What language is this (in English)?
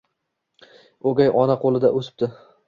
Uzbek